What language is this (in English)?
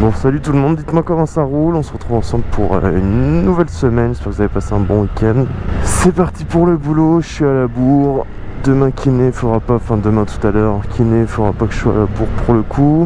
French